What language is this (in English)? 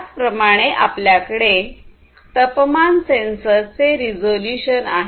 Marathi